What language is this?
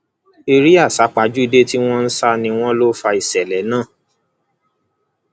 Yoruba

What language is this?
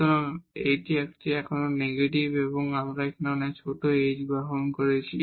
Bangla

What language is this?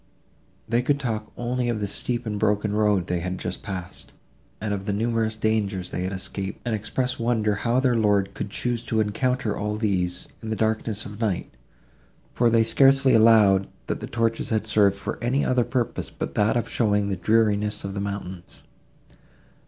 English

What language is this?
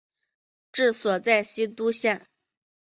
Chinese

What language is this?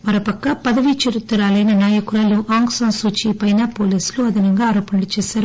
Telugu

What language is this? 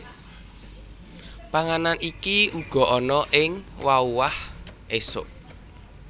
Javanese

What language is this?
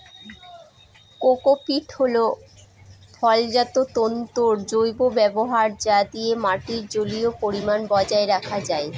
Bangla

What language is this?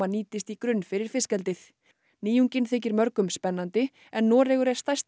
Icelandic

